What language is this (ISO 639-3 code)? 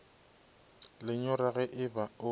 nso